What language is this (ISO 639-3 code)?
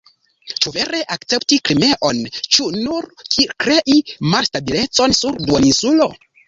epo